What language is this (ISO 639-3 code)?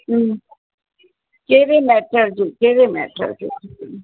snd